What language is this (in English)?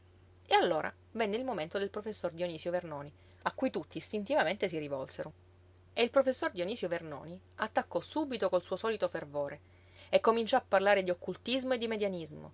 Italian